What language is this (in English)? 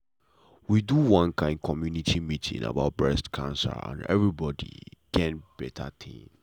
Nigerian Pidgin